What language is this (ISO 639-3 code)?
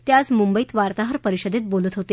mar